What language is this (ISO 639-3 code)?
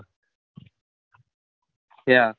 guj